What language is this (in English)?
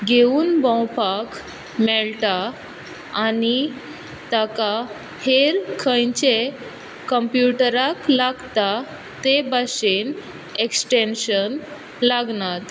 Konkani